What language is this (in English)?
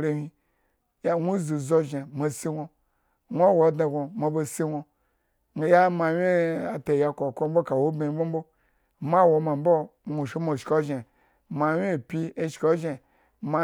Eggon